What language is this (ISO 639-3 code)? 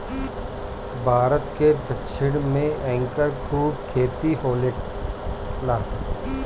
bho